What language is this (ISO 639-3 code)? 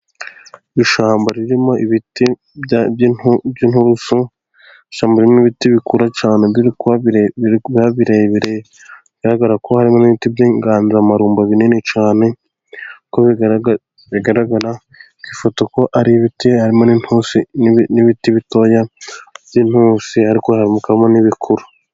kin